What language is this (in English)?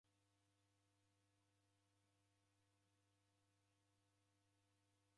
Taita